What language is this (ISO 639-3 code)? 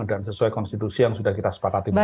ind